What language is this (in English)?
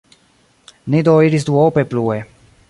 Esperanto